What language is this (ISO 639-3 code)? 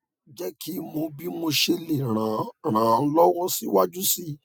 yor